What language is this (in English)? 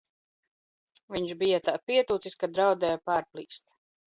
Latvian